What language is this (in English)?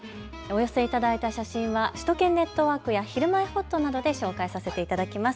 Japanese